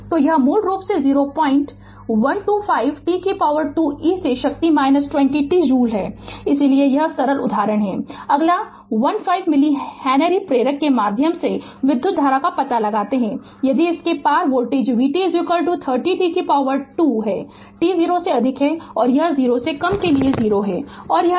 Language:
Hindi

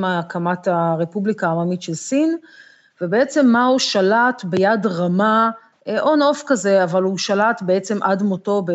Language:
Hebrew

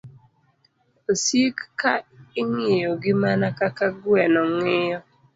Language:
Luo (Kenya and Tanzania)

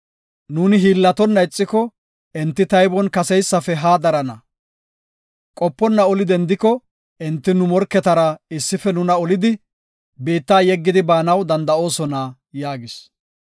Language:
Gofa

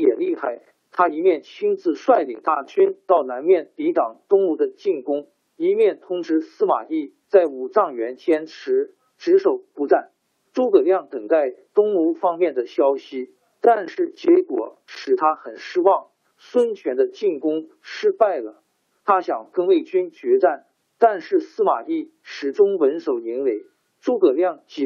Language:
Chinese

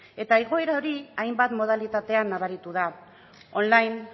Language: Basque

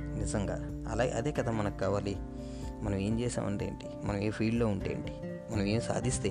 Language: Telugu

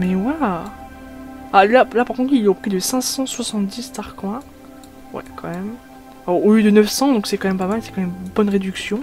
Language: French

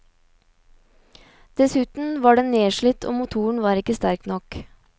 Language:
Norwegian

